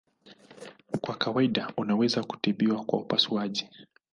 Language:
Swahili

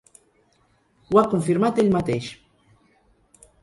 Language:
Catalan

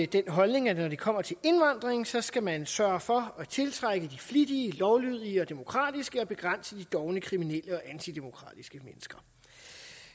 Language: Danish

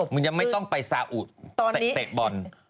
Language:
Thai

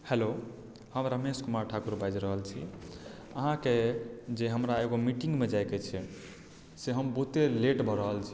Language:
Maithili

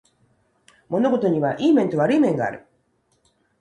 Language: Japanese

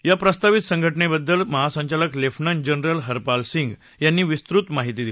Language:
Marathi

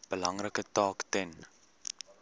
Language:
Afrikaans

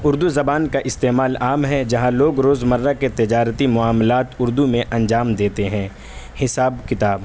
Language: Urdu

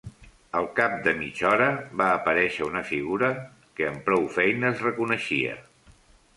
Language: Catalan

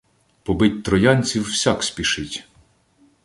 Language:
Ukrainian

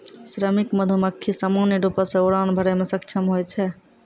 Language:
Maithili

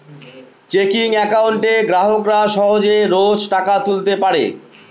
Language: Bangla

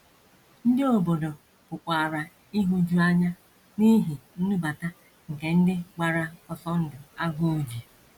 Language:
Igbo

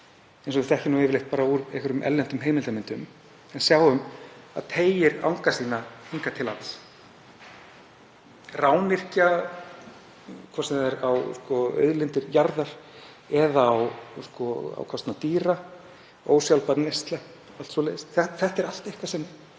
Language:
Icelandic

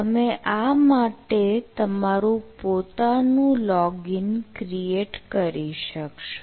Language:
Gujarati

